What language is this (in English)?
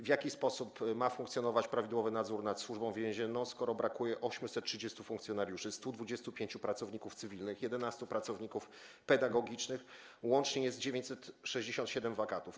Polish